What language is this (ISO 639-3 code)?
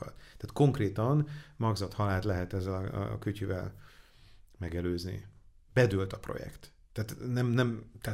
hun